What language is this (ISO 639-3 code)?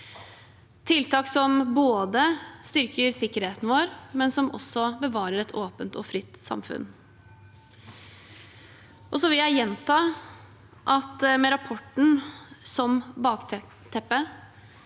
nor